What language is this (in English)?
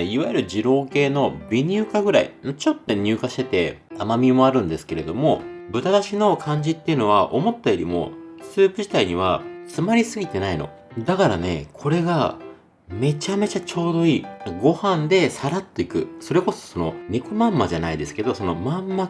Japanese